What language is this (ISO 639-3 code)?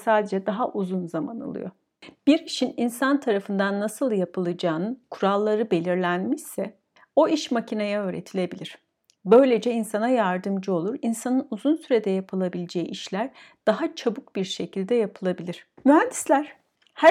tur